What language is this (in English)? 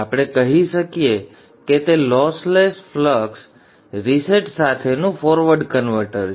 Gujarati